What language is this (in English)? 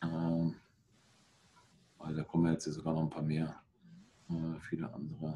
German